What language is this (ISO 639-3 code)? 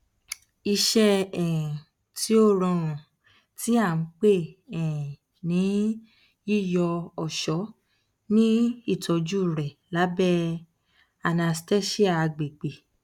yor